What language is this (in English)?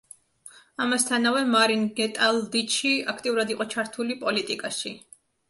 Georgian